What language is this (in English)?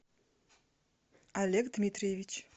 Russian